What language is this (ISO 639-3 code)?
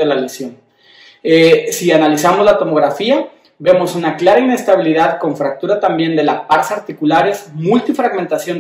spa